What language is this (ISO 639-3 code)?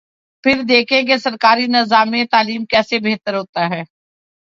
urd